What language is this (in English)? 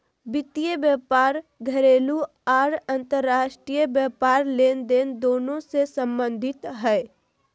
Magahi